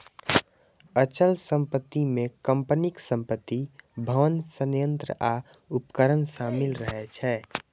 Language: Maithili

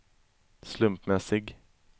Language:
Swedish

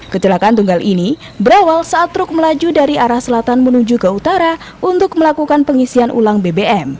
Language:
Indonesian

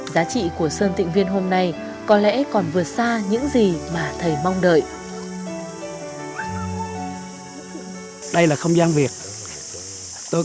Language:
Vietnamese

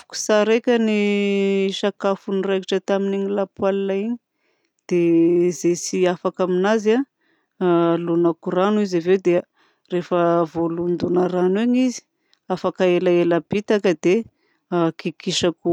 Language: Southern Betsimisaraka Malagasy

